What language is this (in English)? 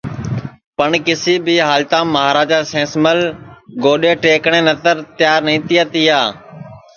Sansi